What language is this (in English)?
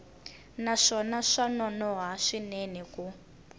Tsonga